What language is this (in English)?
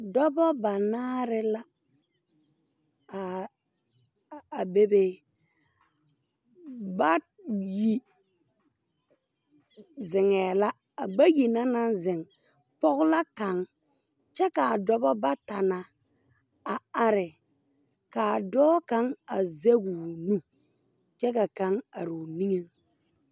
Southern Dagaare